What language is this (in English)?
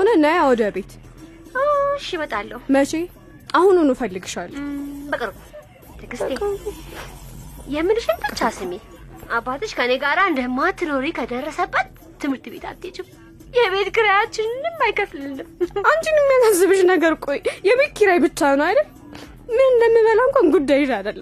Amharic